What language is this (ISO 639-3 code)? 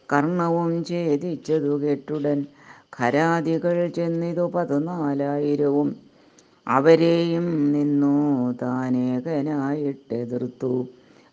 mal